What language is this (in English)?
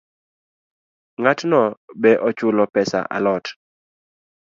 Luo (Kenya and Tanzania)